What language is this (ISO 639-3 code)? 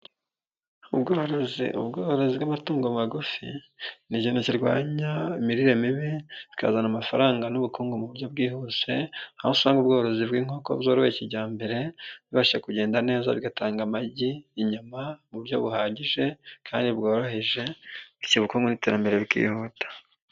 kin